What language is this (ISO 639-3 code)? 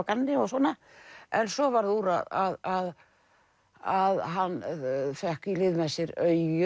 isl